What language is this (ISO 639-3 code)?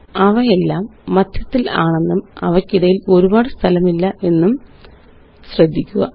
mal